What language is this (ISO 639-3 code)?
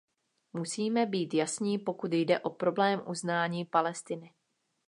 ces